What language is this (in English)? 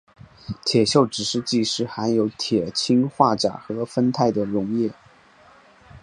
Chinese